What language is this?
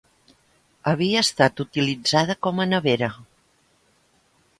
Catalan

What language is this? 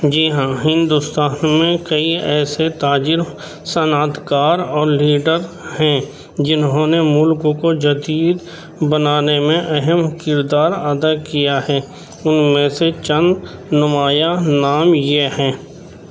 Urdu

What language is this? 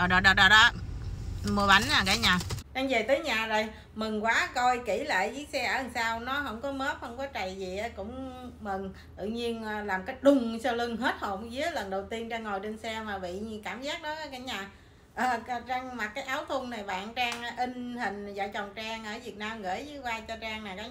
Vietnamese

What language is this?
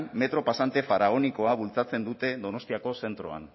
Basque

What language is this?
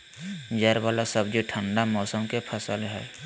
Magahi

